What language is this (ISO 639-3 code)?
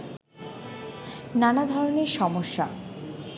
ben